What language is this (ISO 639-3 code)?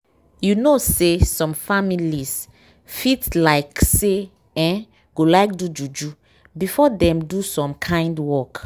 pcm